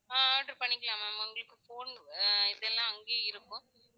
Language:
Tamil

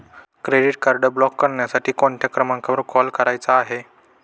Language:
Marathi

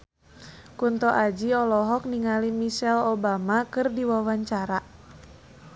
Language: Sundanese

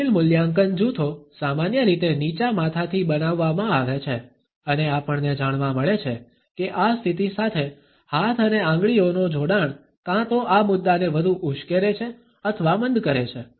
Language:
Gujarati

